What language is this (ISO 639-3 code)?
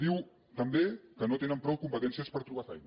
cat